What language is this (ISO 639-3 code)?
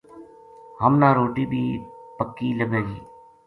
gju